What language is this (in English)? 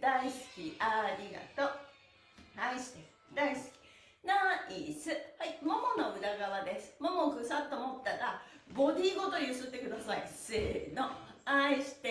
Japanese